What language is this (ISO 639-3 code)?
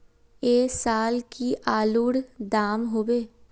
mag